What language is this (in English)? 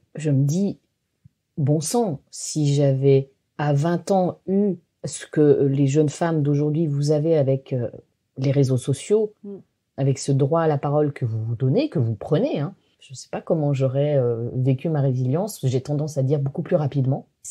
French